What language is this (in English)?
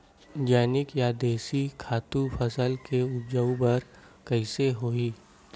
Chhattisgarhi